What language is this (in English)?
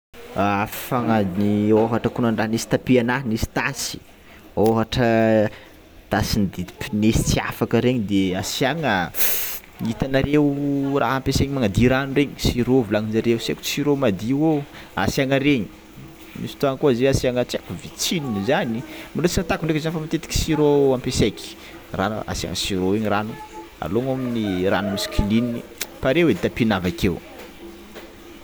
Tsimihety Malagasy